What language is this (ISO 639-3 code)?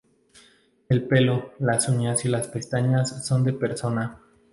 spa